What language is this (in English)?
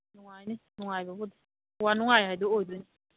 Manipuri